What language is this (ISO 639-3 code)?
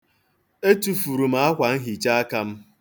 ibo